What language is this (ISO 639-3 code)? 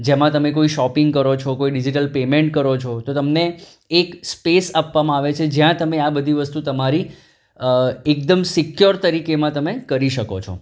guj